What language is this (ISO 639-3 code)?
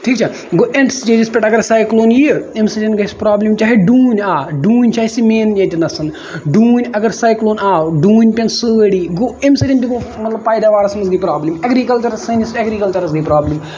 kas